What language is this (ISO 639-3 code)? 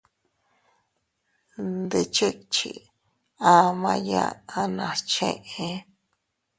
cut